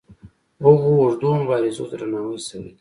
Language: Pashto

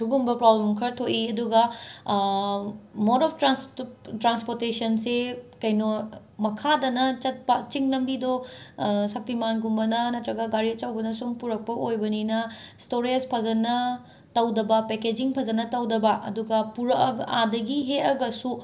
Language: Manipuri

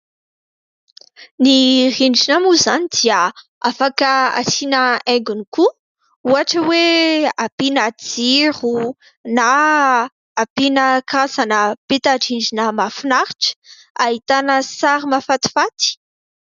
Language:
Malagasy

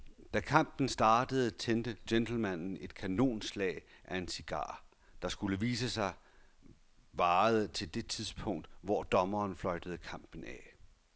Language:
Danish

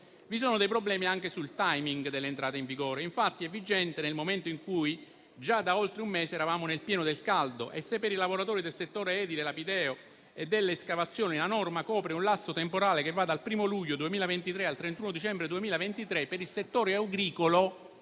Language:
Italian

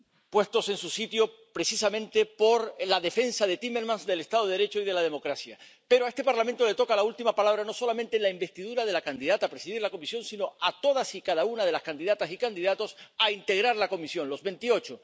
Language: Spanish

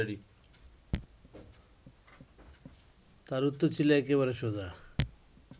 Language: Bangla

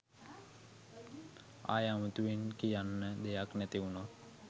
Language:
Sinhala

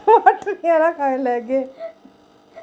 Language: Dogri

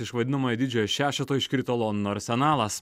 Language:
Lithuanian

